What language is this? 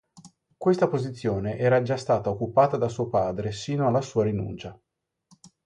Italian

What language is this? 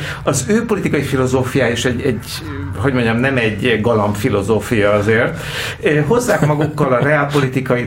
Hungarian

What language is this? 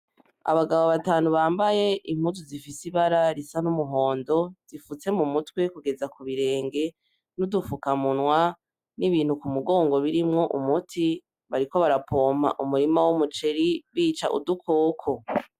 Rundi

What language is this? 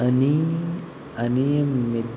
Konkani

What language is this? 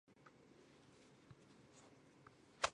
Chinese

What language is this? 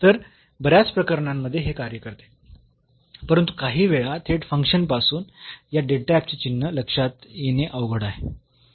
Marathi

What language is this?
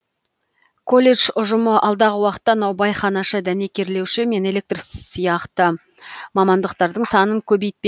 Kazakh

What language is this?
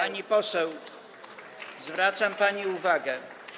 Polish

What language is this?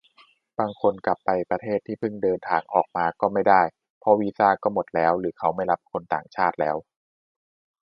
Thai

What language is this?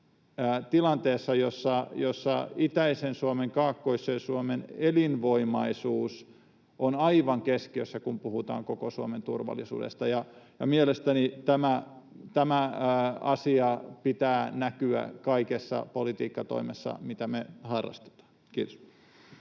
Finnish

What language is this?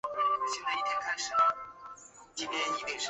Chinese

